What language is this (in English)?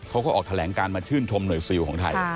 Thai